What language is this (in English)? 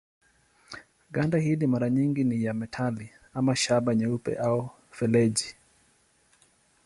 Swahili